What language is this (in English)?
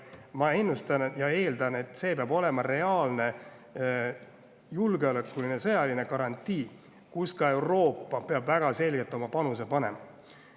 Estonian